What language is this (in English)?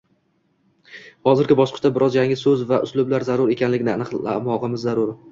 Uzbek